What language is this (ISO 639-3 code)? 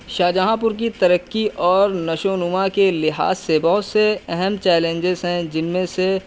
urd